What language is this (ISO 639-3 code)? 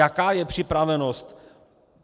ces